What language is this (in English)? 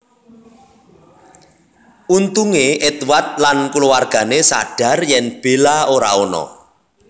Javanese